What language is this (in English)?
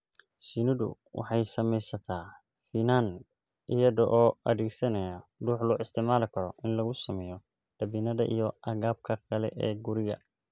Somali